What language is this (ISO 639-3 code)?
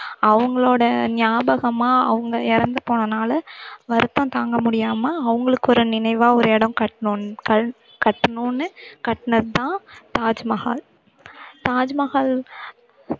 tam